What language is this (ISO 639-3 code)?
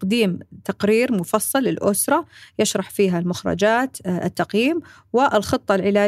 ara